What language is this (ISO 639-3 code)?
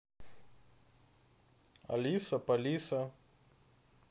rus